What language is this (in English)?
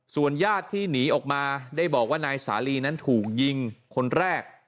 Thai